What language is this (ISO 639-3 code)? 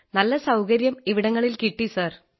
mal